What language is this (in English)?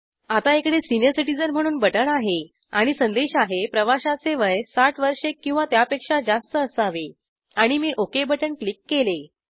Marathi